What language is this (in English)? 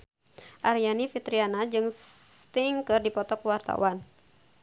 Sundanese